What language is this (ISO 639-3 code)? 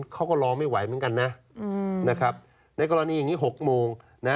tha